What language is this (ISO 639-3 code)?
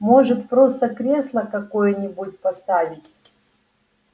rus